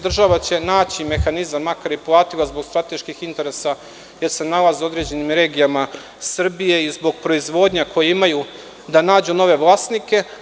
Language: Serbian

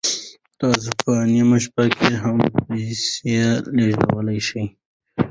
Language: Pashto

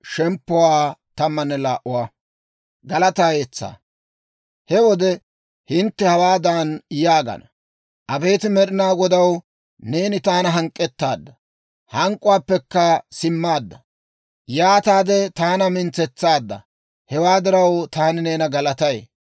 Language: Dawro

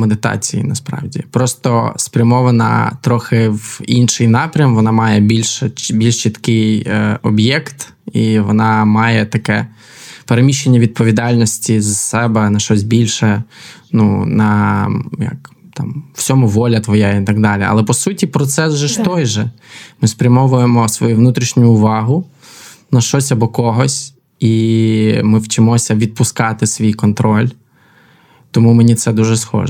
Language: Ukrainian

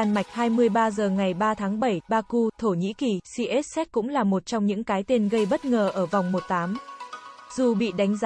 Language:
Vietnamese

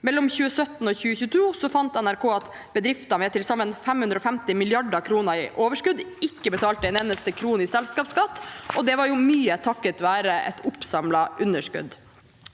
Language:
Norwegian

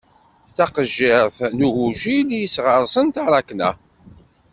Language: Kabyle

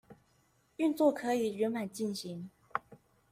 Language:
Chinese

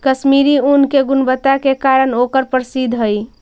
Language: Magahi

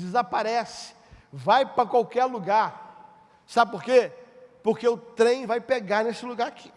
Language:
Portuguese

